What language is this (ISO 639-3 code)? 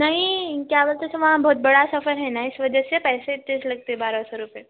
urd